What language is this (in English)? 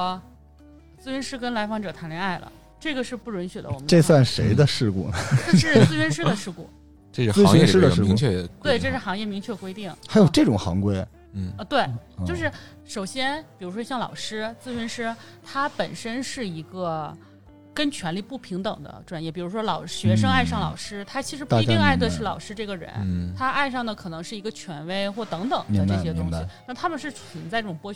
Chinese